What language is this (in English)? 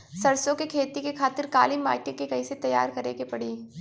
Bhojpuri